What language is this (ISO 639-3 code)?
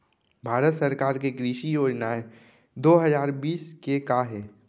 hne